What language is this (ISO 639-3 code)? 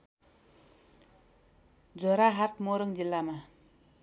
nep